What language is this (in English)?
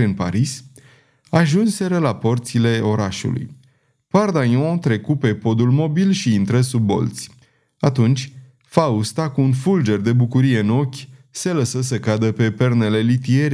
Romanian